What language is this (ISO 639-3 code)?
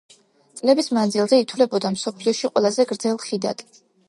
kat